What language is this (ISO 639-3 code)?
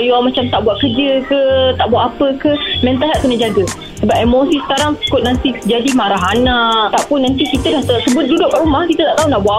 msa